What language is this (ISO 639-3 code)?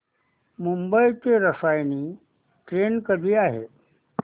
mar